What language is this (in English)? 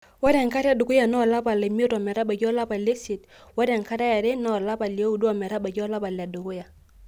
Masai